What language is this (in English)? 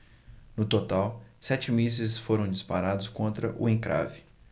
Portuguese